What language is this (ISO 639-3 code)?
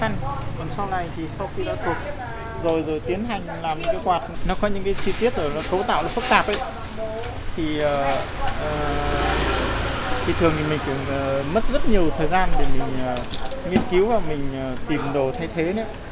vie